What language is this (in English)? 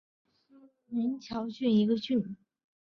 Chinese